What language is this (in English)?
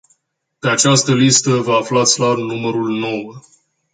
Romanian